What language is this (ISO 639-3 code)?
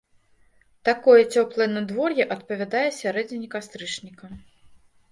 bel